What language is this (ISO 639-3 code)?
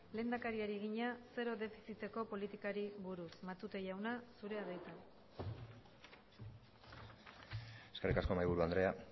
eus